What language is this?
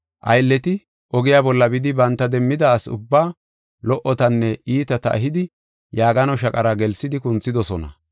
Gofa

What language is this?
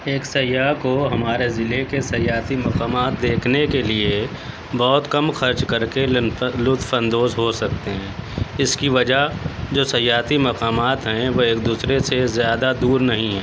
Urdu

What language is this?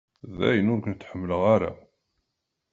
Kabyle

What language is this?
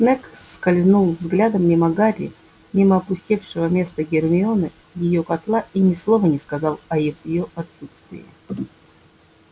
Russian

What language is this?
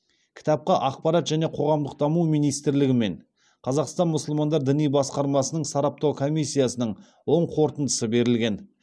Kazakh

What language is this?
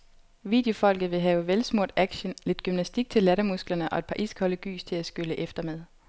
Danish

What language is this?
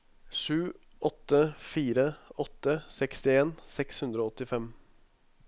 Norwegian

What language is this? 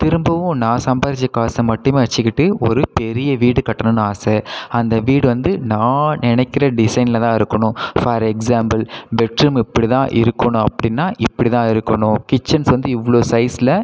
Tamil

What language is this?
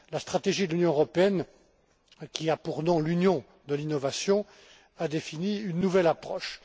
French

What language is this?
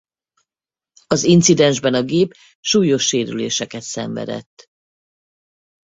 Hungarian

